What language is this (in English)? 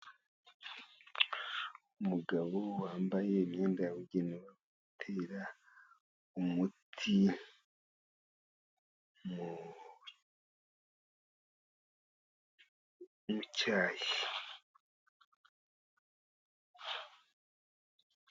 Kinyarwanda